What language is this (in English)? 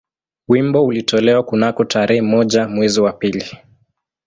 Swahili